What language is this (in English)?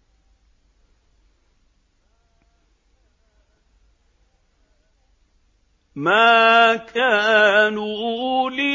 Arabic